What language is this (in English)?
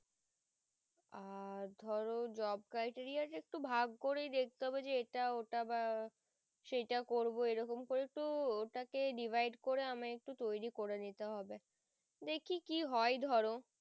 Bangla